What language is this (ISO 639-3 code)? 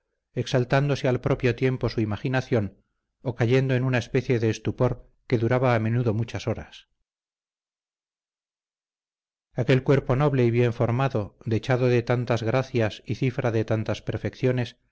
spa